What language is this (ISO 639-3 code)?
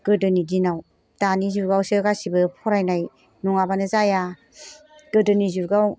brx